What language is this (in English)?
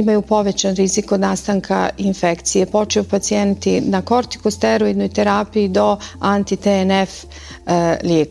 Croatian